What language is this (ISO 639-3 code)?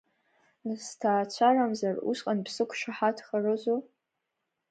abk